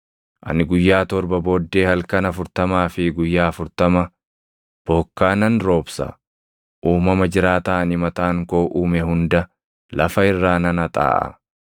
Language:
Oromo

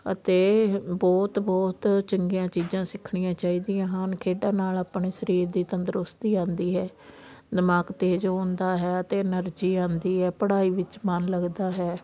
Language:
Punjabi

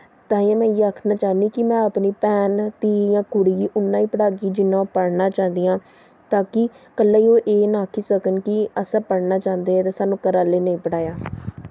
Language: Dogri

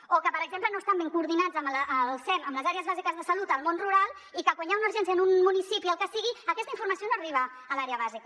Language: Catalan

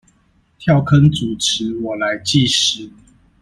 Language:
Chinese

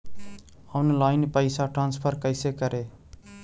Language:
Magahi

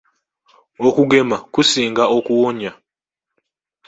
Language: Ganda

